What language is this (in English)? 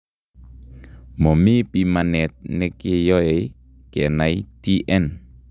Kalenjin